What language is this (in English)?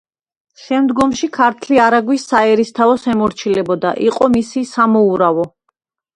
Georgian